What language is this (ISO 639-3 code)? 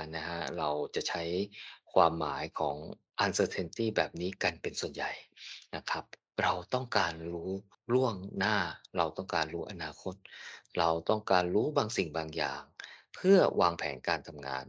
tha